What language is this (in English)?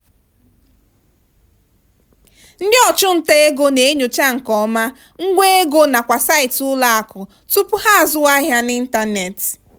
Igbo